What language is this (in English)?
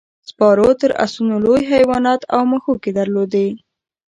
Pashto